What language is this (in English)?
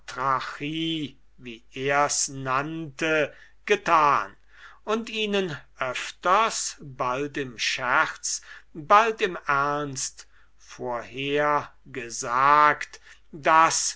German